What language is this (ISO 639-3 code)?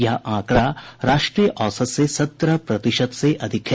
hin